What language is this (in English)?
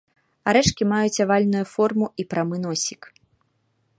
Belarusian